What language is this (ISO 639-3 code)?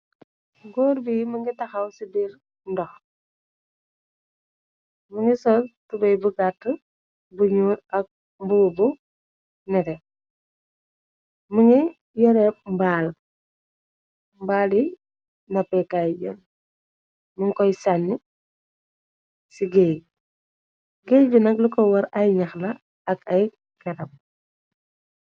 wol